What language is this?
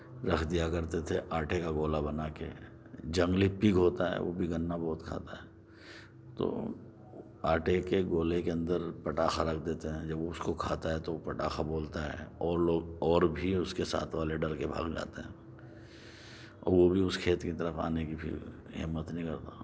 Urdu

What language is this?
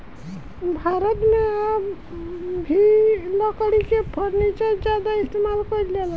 Bhojpuri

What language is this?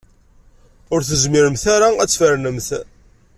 Kabyle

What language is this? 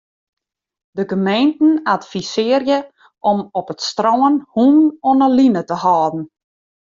Western Frisian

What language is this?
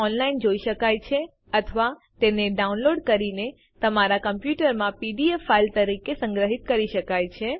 Gujarati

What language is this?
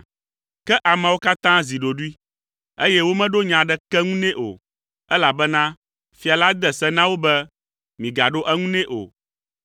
Ewe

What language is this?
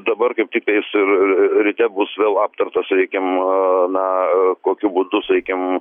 Lithuanian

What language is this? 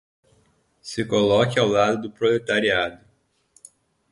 Portuguese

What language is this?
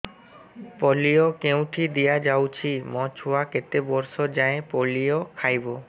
Odia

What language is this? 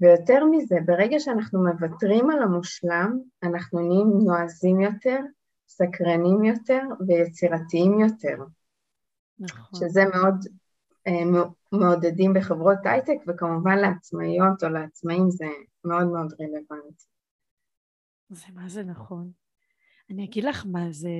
Hebrew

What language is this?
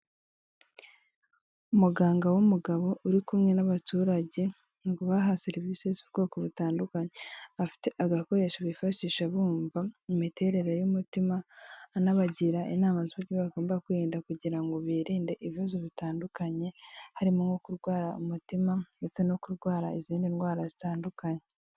Kinyarwanda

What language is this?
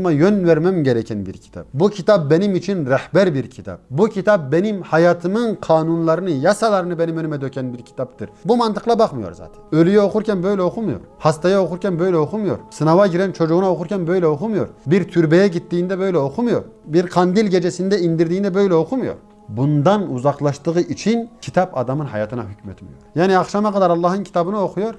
Turkish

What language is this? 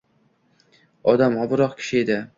Uzbek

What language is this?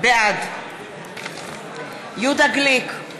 Hebrew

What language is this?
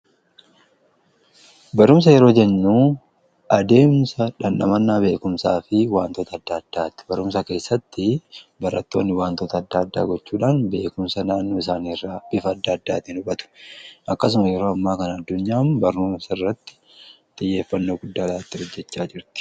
Oromo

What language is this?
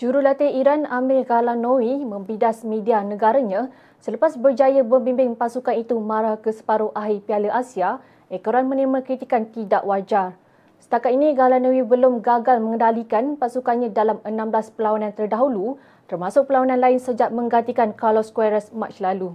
Malay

